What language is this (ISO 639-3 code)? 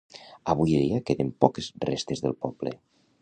cat